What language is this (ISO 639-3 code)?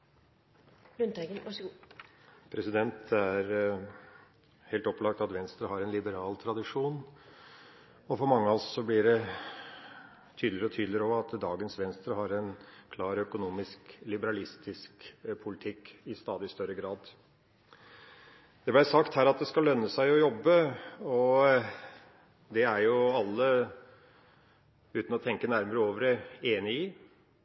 nor